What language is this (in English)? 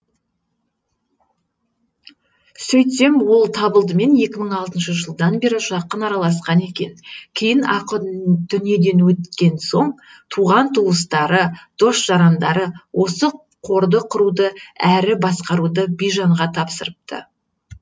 Kazakh